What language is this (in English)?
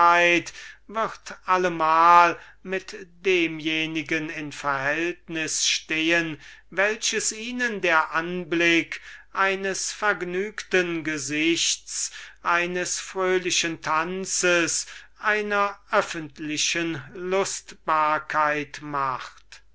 German